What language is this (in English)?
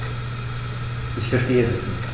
German